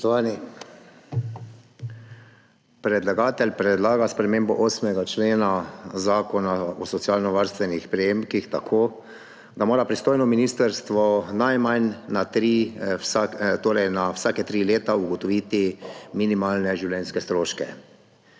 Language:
Slovenian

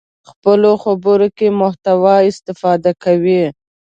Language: Pashto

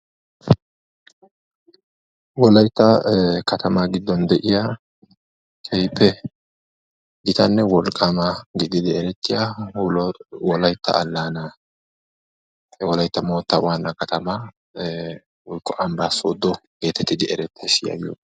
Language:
Wolaytta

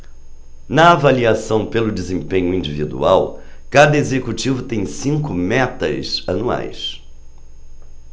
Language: Portuguese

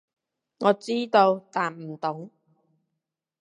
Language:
Cantonese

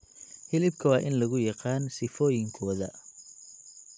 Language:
Somali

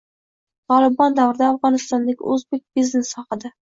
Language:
Uzbek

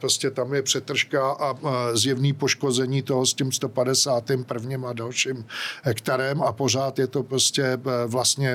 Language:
Czech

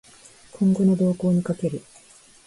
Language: Japanese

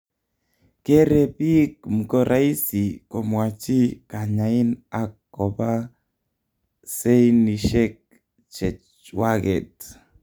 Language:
Kalenjin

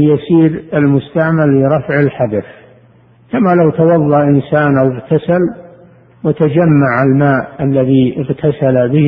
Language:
Arabic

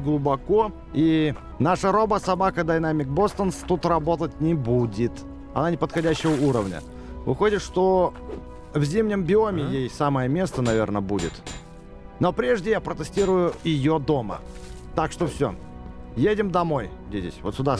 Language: Russian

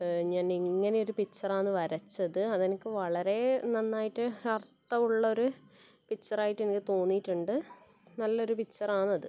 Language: Malayalam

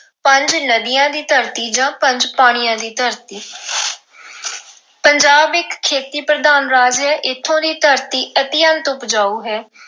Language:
Punjabi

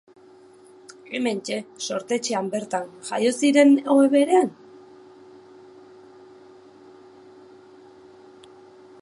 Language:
Basque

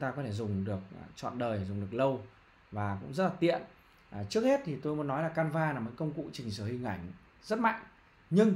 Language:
Vietnamese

